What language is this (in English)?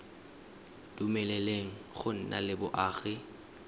Tswana